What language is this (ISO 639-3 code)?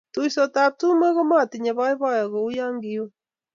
kln